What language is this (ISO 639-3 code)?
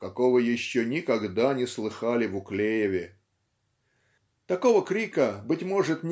rus